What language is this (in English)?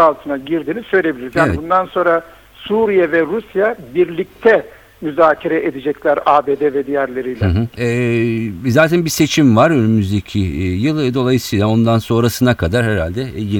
Turkish